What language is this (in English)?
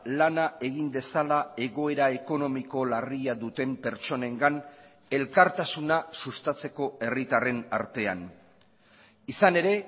Basque